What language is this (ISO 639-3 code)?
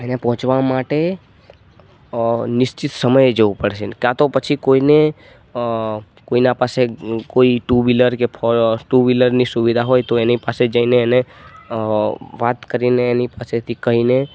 guj